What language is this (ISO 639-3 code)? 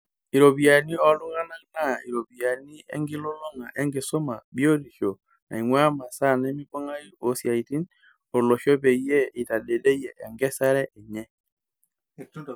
mas